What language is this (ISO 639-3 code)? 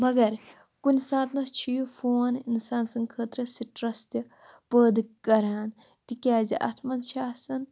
kas